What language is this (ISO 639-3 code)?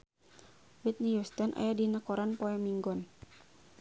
sun